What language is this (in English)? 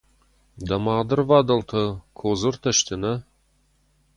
Ossetic